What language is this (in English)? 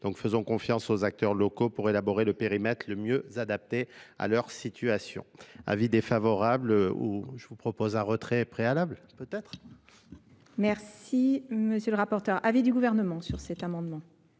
French